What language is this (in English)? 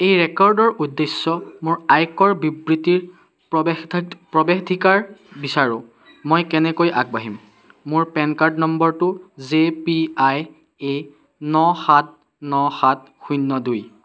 Assamese